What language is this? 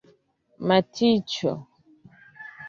Esperanto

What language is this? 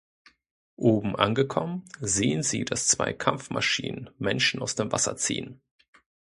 German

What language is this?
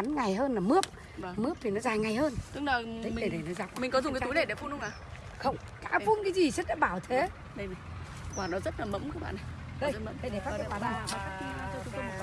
Vietnamese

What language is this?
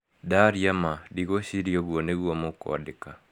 Kikuyu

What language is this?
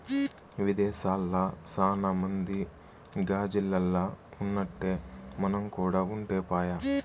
Telugu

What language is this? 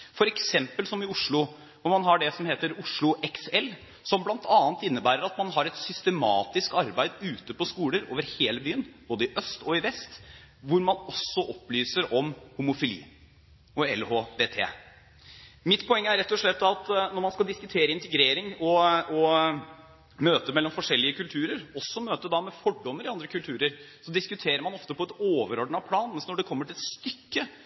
Norwegian Bokmål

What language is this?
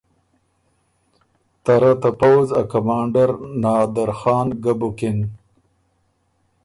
Ormuri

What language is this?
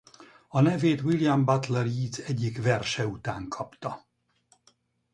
Hungarian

